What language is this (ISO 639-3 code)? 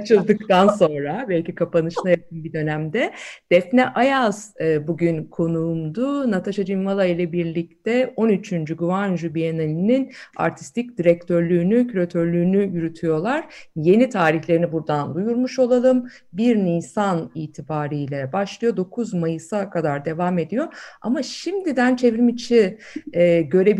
tur